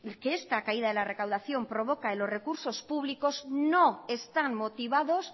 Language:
Spanish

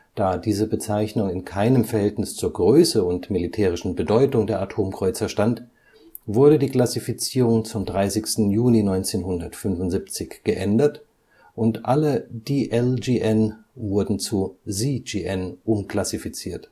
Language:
German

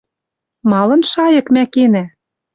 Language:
Western Mari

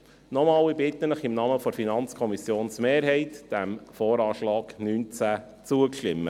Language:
Swiss German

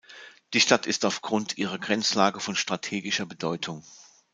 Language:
German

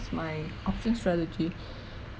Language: English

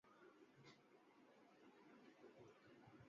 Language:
Urdu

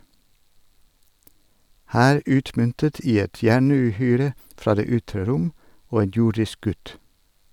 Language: Norwegian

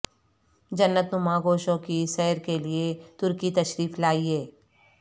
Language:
Urdu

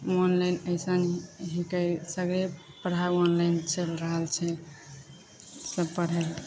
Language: Maithili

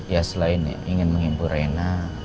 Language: Indonesian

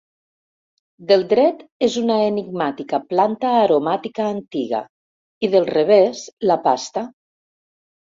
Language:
Catalan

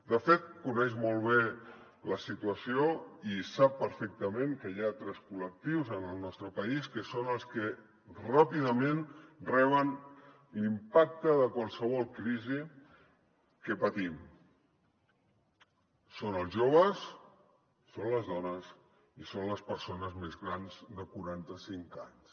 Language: Catalan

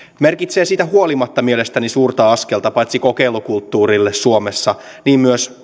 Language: Finnish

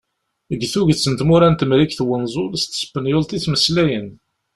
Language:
Kabyle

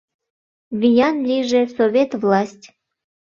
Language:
Mari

